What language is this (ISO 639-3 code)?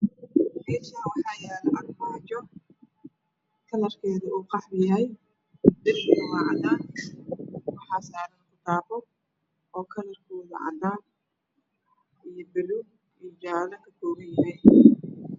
som